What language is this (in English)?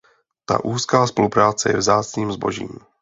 Czech